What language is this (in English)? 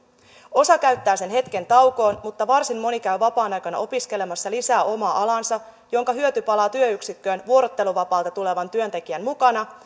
Finnish